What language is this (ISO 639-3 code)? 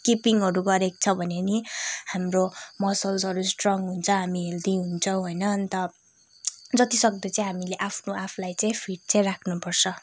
nep